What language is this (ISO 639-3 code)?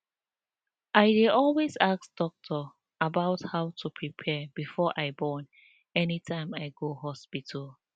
pcm